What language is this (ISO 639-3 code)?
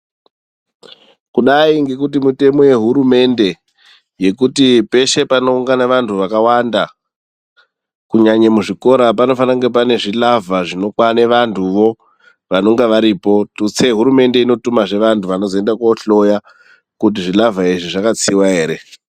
ndc